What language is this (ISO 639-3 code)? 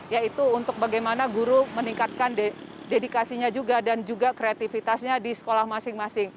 ind